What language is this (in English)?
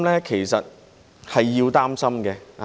Cantonese